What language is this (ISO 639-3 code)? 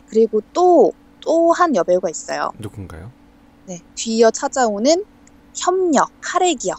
kor